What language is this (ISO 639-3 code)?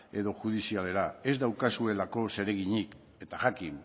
eus